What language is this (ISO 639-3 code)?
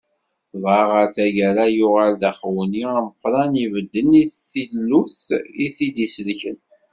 kab